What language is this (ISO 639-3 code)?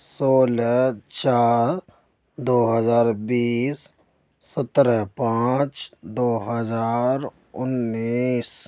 urd